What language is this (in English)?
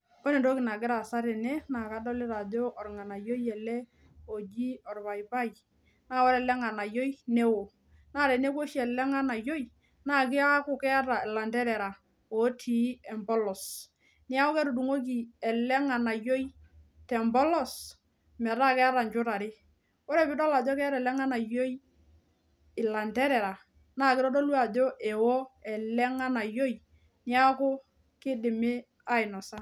Masai